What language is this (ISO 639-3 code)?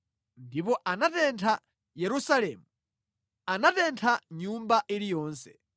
nya